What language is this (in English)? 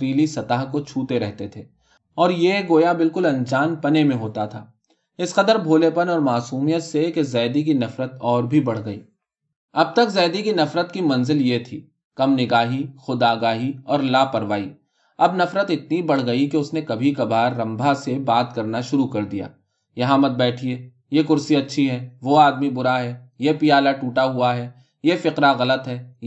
Urdu